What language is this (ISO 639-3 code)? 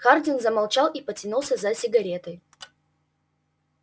rus